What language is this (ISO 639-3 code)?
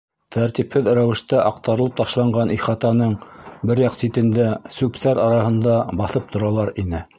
bak